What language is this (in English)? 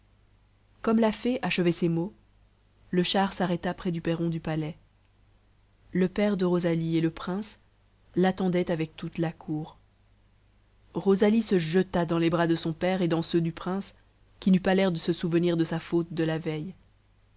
French